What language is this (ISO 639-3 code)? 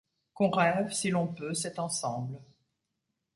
fra